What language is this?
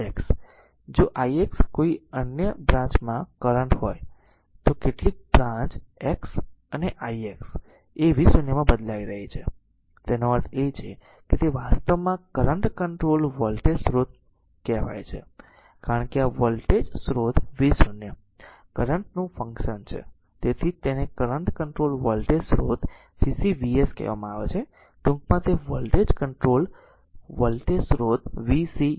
Gujarati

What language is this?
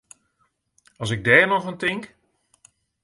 Western Frisian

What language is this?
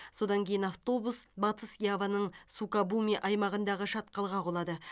Kazakh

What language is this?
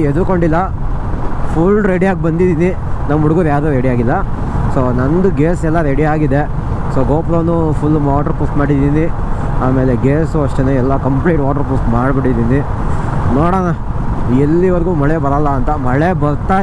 Kannada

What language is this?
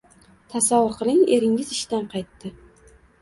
Uzbek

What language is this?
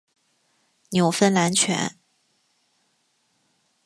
Chinese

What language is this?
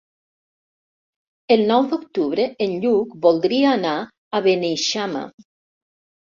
Catalan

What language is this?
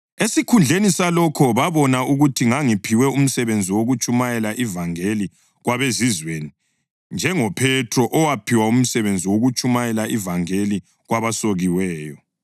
North Ndebele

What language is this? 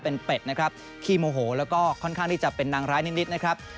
Thai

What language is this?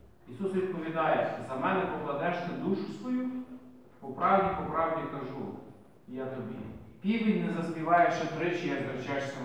Ukrainian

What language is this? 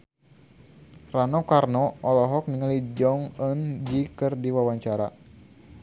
Sundanese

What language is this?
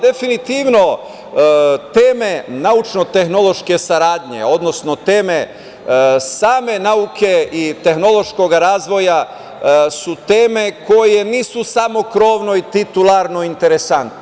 Serbian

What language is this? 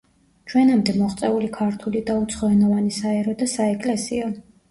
Georgian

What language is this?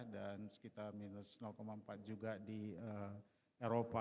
Indonesian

